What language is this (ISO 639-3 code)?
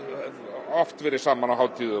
isl